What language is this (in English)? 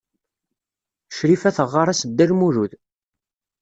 Kabyle